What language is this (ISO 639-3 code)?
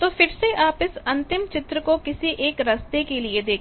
hin